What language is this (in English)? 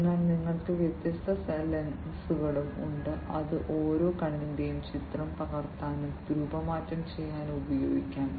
Malayalam